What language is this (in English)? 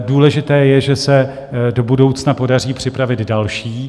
Czech